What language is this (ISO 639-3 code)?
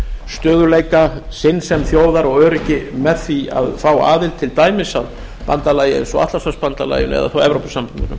isl